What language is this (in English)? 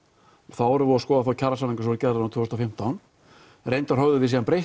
Icelandic